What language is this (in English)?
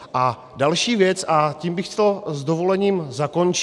Czech